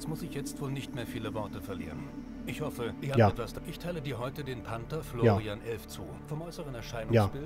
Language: German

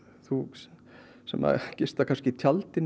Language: Icelandic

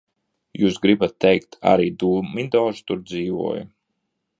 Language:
Latvian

